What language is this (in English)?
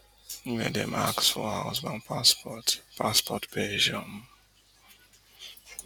Nigerian Pidgin